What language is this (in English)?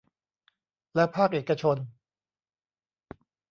Thai